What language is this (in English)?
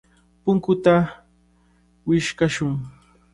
Cajatambo North Lima Quechua